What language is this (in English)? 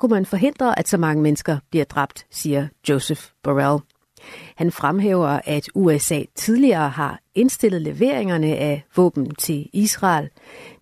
Danish